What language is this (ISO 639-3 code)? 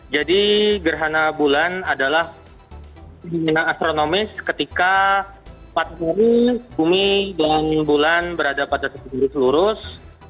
ind